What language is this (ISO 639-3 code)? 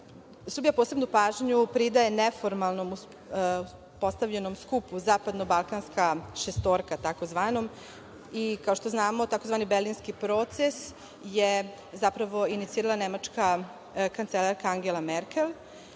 srp